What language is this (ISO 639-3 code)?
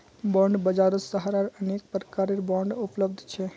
mag